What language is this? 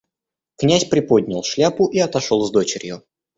Russian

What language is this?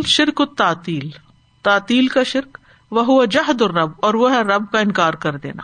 Urdu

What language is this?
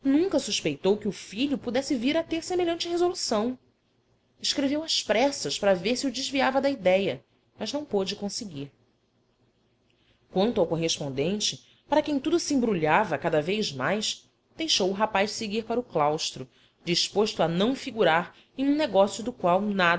Portuguese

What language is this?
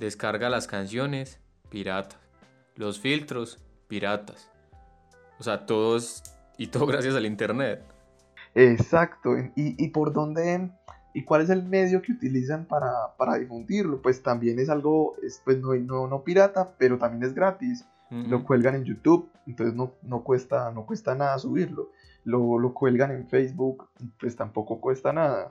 Spanish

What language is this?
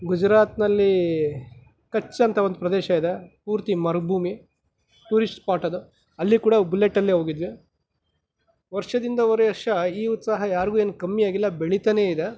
Kannada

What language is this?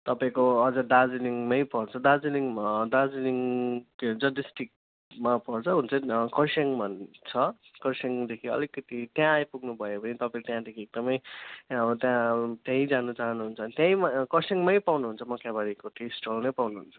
Nepali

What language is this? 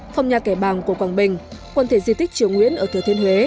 Vietnamese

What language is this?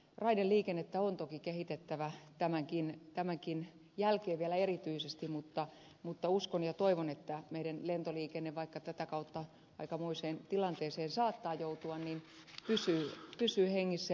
Finnish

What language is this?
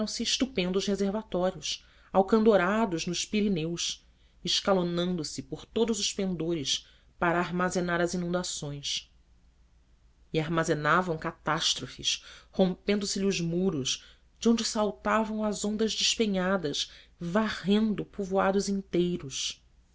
Portuguese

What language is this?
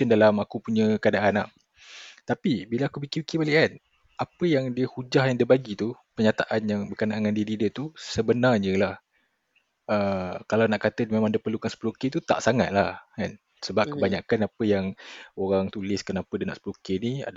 Malay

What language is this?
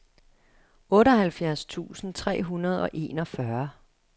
Danish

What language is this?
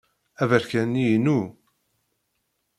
Kabyle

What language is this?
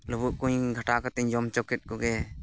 Santali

